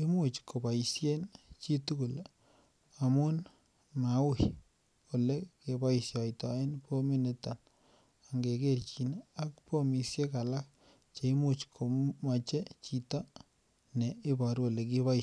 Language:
Kalenjin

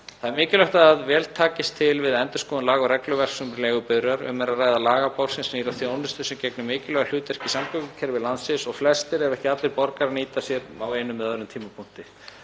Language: Icelandic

